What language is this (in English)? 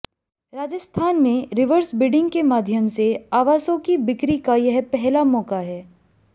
Hindi